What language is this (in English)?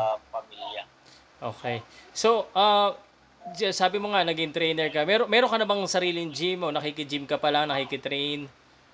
Filipino